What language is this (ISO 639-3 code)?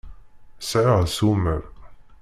kab